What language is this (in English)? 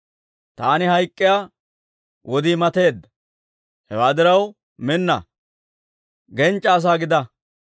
Dawro